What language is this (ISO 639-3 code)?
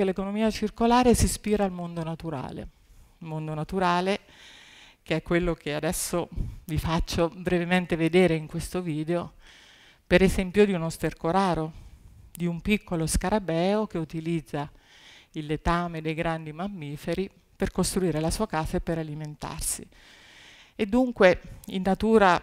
ita